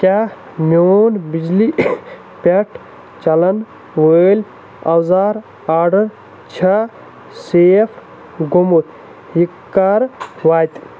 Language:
Kashmiri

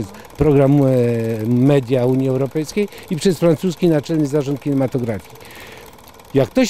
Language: Polish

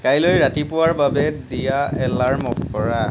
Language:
Assamese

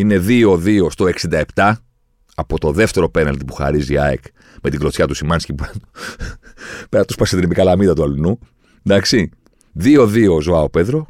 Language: Greek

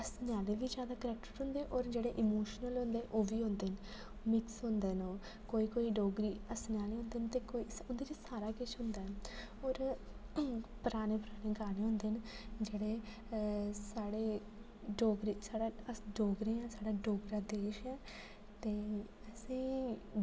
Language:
Dogri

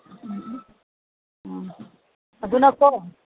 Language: Manipuri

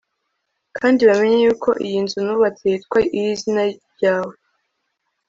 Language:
Kinyarwanda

